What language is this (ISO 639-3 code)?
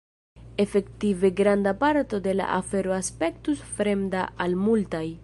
epo